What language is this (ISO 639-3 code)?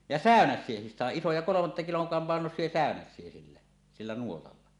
fin